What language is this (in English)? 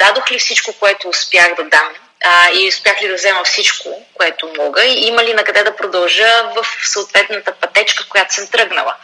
Bulgarian